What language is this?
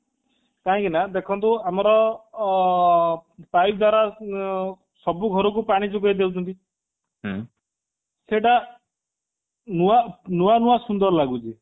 Odia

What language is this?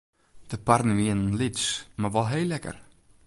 Western Frisian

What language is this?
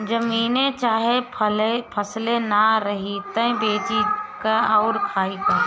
Bhojpuri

